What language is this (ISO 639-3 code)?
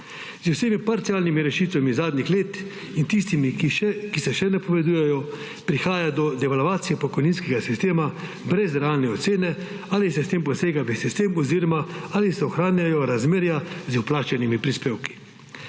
slv